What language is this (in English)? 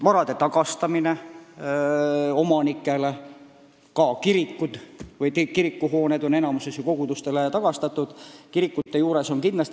Estonian